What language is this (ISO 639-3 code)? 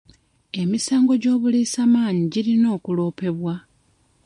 lug